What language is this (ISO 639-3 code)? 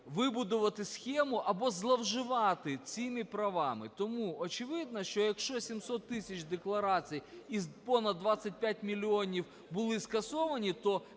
ukr